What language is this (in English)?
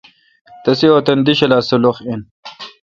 Kalkoti